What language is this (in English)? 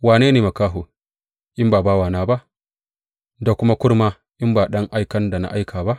Hausa